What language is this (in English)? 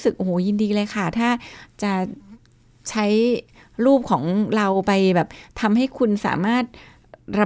Thai